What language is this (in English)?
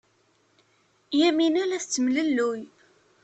Kabyle